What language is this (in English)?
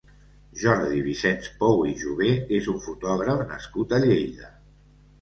Catalan